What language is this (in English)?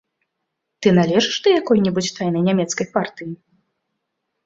Belarusian